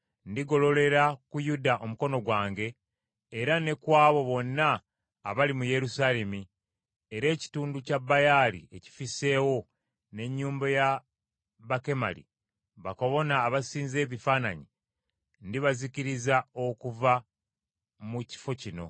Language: Ganda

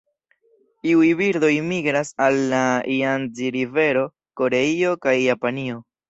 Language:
Esperanto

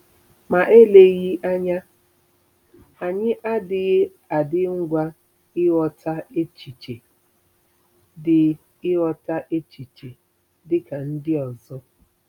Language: Igbo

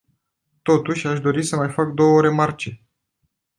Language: Romanian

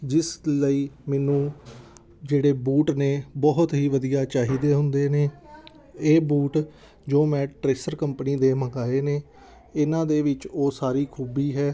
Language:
Punjabi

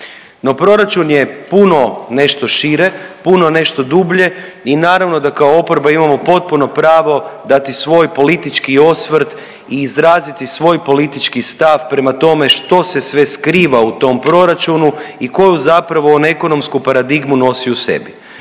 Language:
Croatian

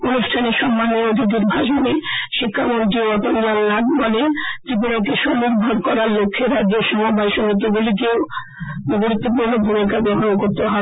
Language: Bangla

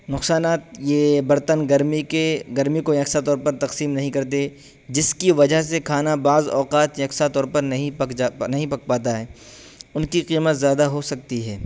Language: Urdu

